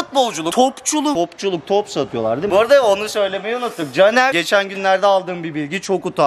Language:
Turkish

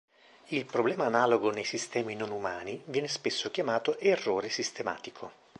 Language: Italian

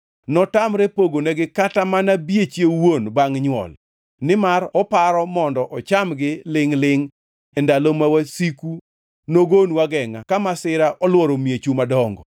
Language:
Luo (Kenya and Tanzania)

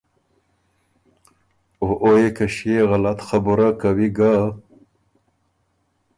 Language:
Ormuri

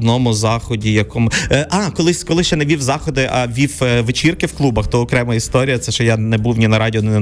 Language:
Ukrainian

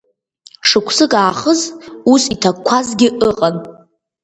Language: Abkhazian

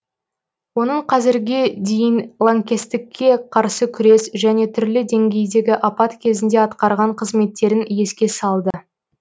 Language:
Kazakh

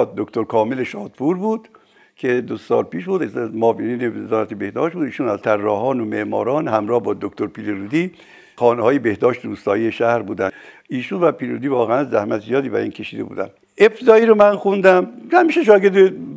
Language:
Persian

